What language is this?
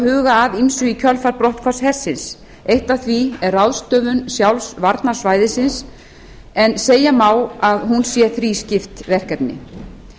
Icelandic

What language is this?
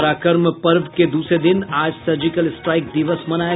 Hindi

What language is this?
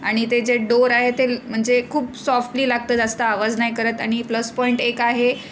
Marathi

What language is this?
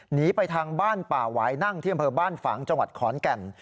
Thai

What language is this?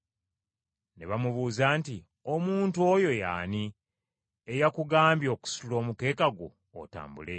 Ganda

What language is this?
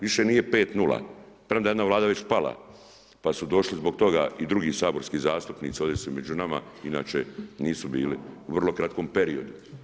Croatian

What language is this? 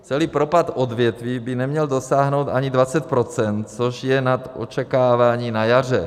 Czech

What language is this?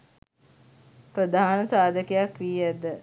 Sinhala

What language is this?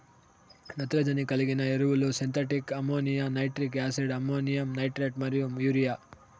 Telugu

